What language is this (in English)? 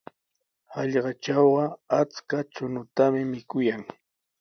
Sihuas Ancash Quechua